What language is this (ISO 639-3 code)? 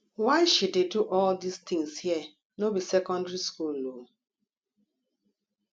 pcm